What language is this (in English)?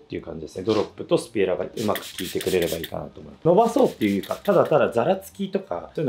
Japanese